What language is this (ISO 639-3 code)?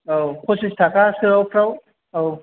brx